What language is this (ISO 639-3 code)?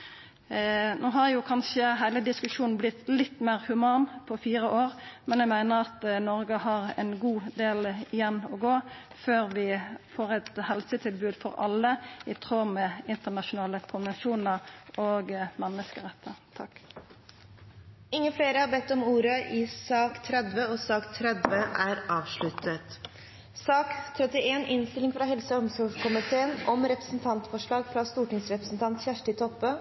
nor